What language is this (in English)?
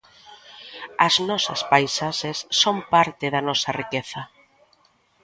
Galician